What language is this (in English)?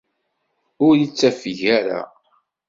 Kabyle